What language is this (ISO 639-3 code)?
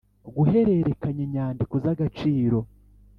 kin